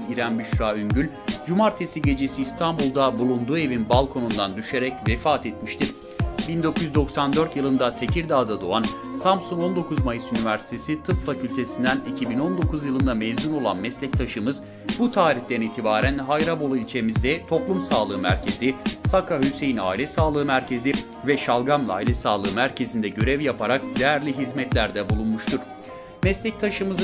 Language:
Turkish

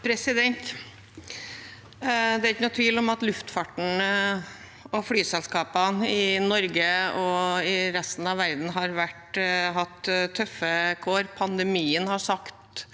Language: Norwegian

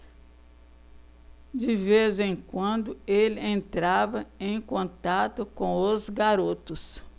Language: Portuguese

